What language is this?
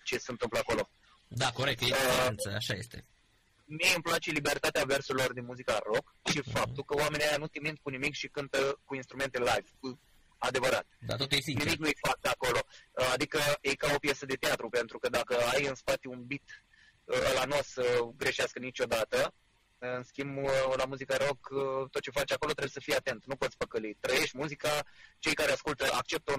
Romanian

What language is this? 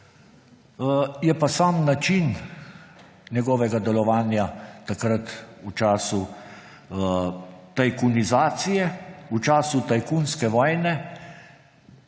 Slovenian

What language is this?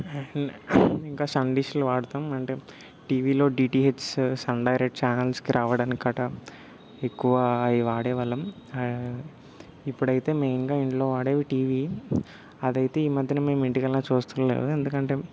Telugu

